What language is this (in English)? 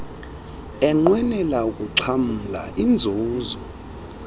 Xhosa